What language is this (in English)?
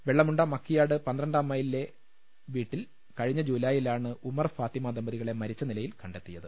Malayalam